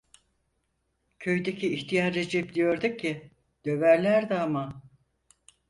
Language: Turkish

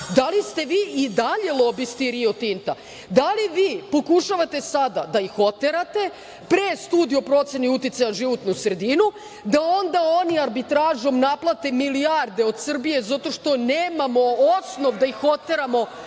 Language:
Serbian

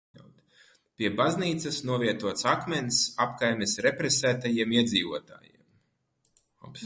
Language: Latvian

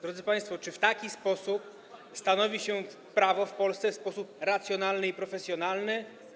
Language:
Polish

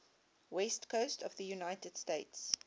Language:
English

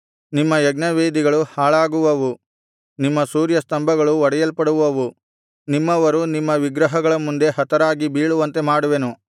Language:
Kannada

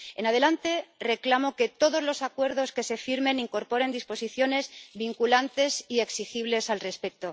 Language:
Spanish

